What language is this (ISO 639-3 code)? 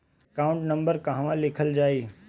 bho